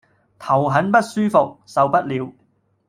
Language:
Cantonese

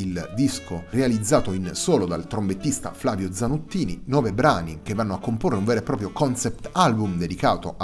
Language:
Italian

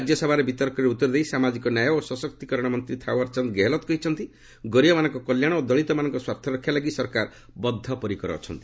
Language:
Odia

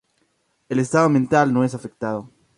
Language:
Spanish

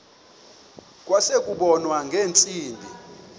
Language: Xhosa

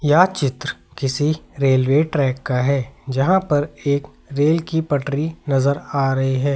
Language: Hindi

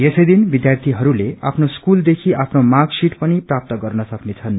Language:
Nepali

